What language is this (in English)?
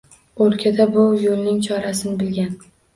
Uzbek